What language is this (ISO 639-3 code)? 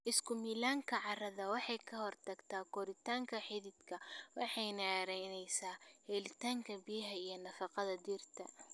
som